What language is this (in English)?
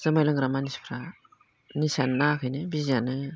Bodo